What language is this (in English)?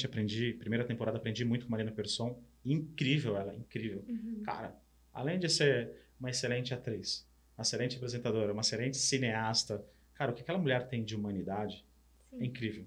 Portuguese